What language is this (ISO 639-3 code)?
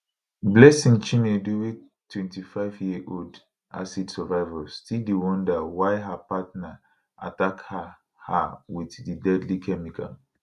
pcm